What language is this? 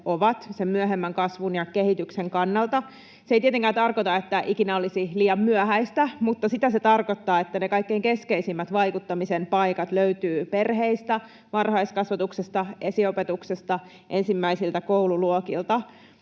Finnish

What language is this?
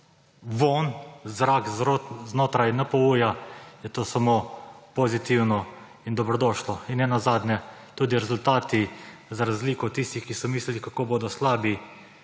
Slovenian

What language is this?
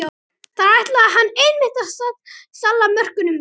Icelandic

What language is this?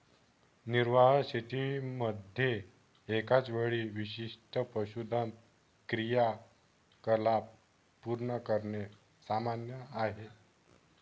Marathi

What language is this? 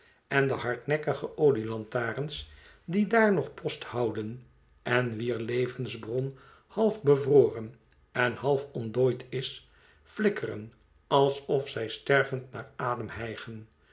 Dutch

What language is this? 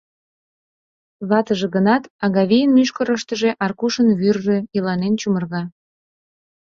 Mari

